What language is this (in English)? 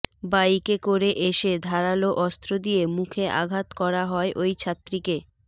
Bangla